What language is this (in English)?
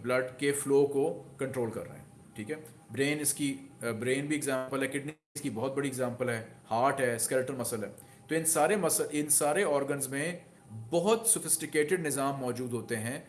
Hindi